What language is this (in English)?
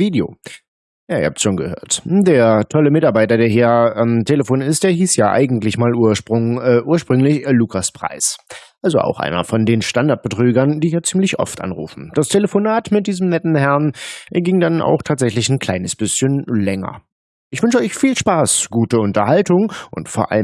German